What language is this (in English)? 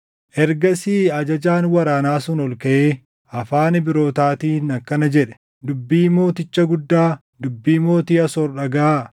Oromo